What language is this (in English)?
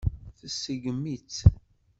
Kabyle